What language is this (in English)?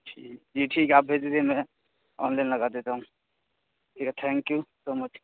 Urdu